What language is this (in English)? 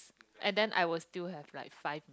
English